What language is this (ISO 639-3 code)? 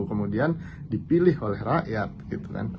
ind